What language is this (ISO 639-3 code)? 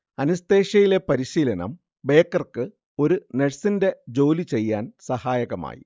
mal